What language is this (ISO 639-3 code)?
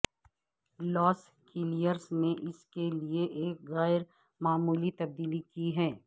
urd